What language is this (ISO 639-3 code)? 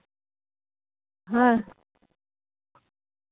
sat